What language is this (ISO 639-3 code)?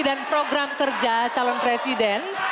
ind